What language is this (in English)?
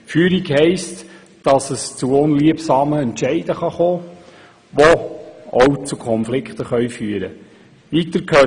Swiss German